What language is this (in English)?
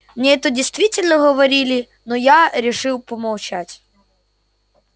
Russian